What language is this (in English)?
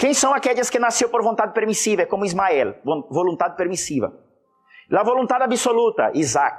Spanish